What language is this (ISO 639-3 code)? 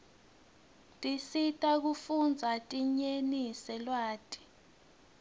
ssw